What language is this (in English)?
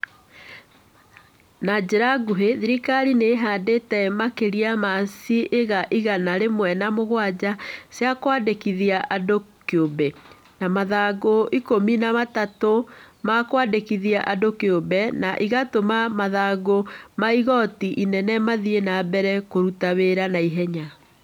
Kikuyu